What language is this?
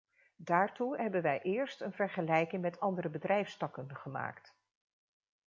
Dutch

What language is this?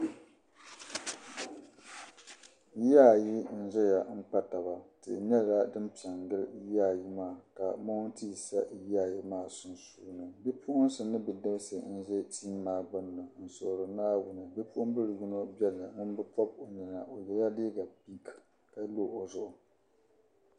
Dagbani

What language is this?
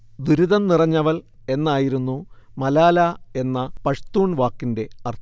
Malayalam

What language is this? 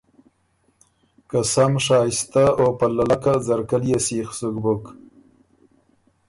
Ormuri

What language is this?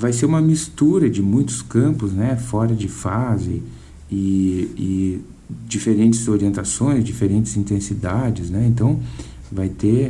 Portuguese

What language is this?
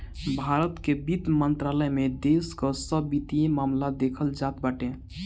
Bhojpuri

